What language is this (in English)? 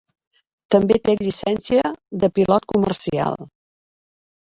Catalan